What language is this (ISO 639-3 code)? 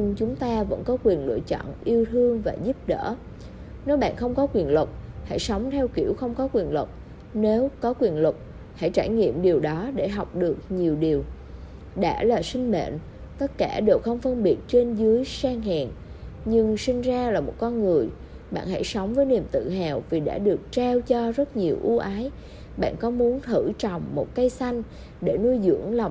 vie